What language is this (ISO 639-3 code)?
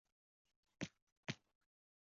zho